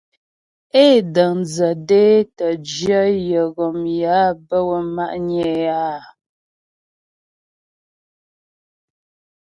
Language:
Ghomala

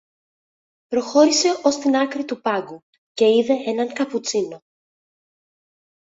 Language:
Greek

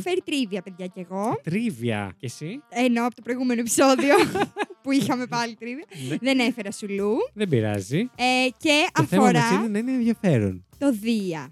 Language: Greek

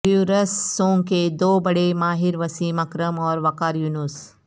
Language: Urdu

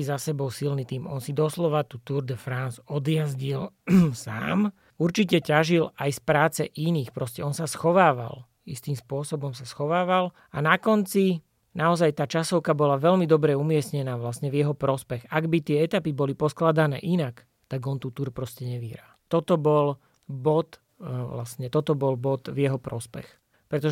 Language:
Slovak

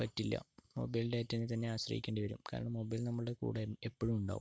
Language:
Malayalam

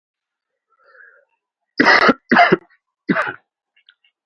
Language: Uzbek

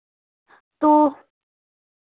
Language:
Hindi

